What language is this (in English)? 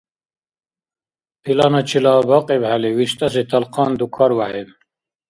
Dargwa